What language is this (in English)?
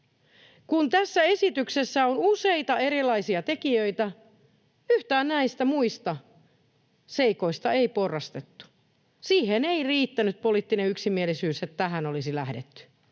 Finnish